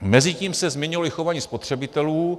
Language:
Czech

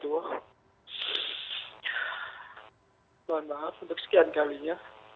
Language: Indonesian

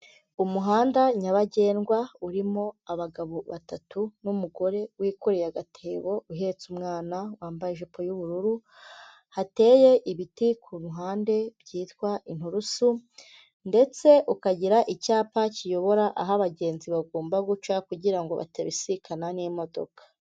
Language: Kinyarwanda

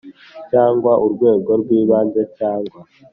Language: Kinyarwanda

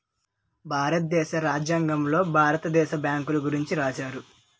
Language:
Telugu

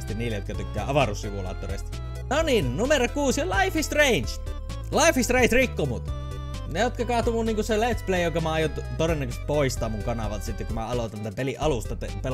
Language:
Finnish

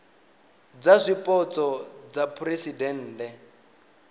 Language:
Venda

